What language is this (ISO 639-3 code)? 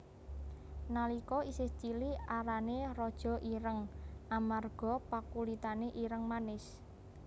jav